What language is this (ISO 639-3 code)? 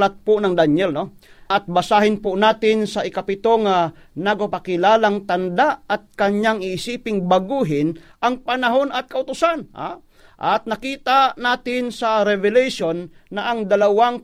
fil